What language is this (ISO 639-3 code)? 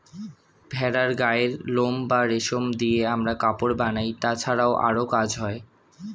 ben